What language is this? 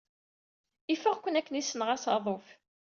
Kabyle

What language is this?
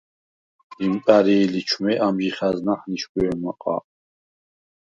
Svan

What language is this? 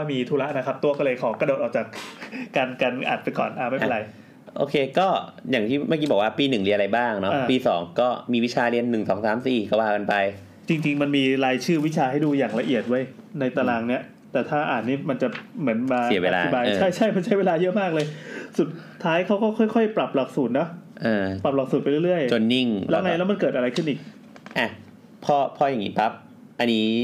Thai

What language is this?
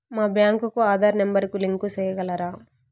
Telugu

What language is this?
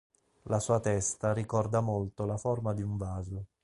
Italian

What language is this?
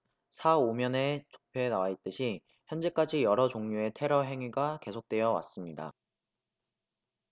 Korean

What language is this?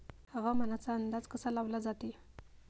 Marathi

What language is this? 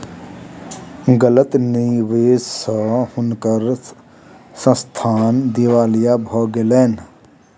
Maithili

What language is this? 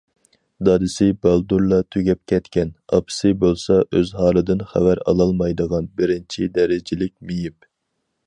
Uyghur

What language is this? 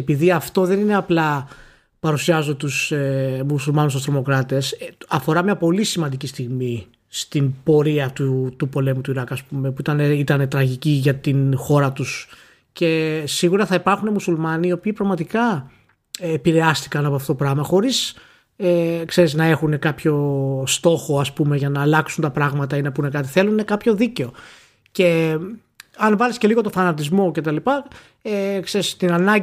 Greek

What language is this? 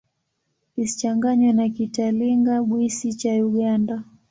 Swahili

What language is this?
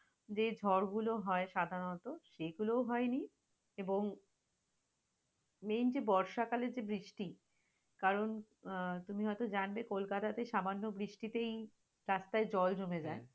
Bangla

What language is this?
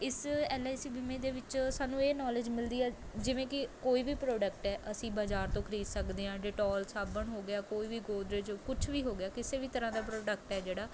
Punjabi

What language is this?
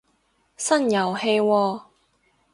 Cantonese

